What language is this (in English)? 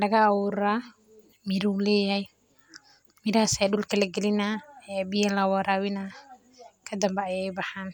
Somali